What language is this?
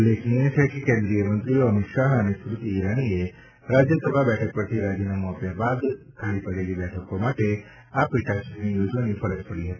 Gujarati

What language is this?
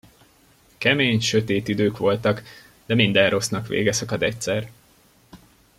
Hungarian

